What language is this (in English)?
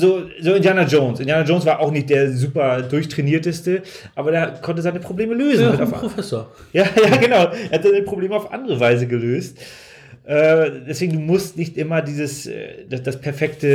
German